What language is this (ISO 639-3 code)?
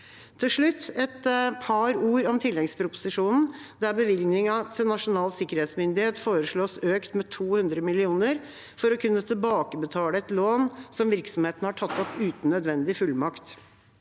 nor